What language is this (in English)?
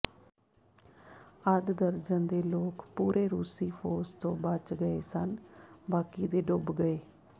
Punjabi